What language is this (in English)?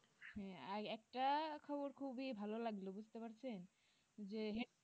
Bangla